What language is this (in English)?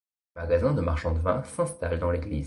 French